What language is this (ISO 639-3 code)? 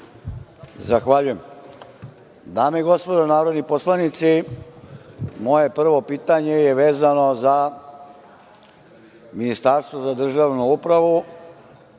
srp